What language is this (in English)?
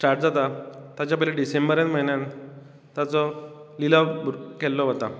Konkani